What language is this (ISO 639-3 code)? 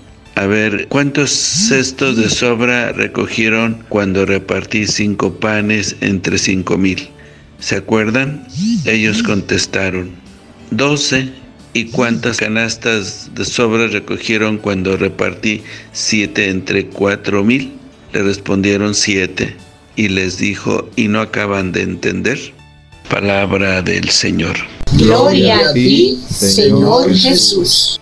spa